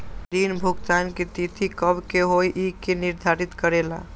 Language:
Magahi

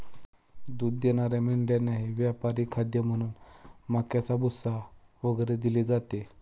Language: Marathi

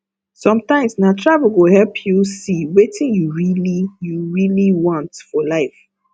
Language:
Nigerian Pidgin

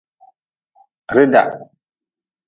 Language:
Nawdm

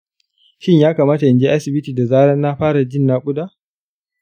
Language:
Hausa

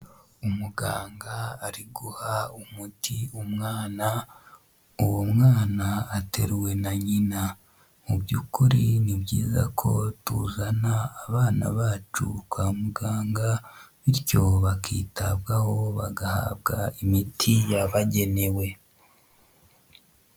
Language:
Kinyarwanda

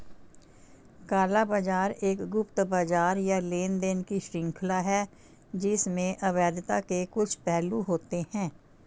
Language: Hindi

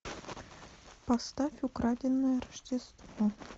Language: Russian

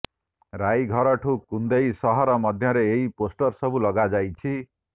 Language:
Odia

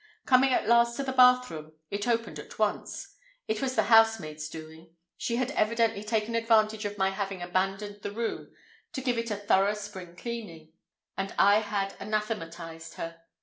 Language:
English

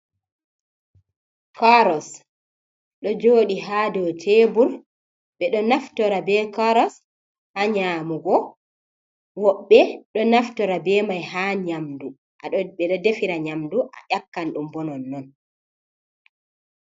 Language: Fula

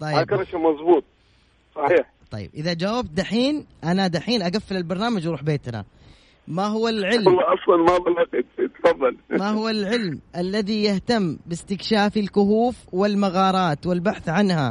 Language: Arabic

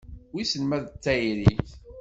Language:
Kabyle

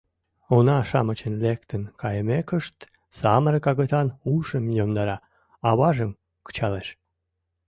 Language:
Mari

